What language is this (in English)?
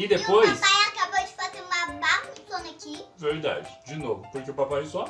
Portuguese